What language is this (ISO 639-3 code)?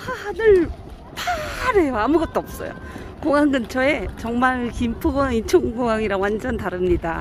kor